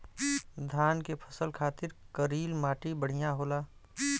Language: Bhojpuri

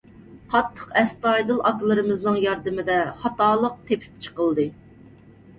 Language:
Uyghur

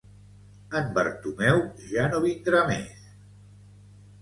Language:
Catalan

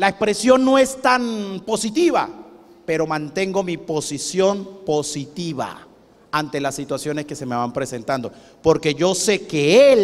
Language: Spanish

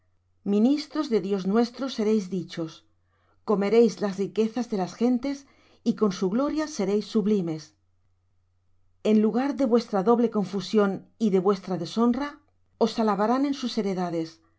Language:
Spanish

